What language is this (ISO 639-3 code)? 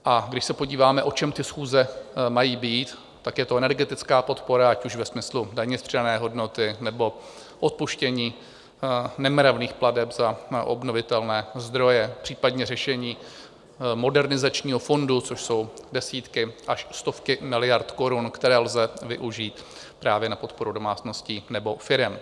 ces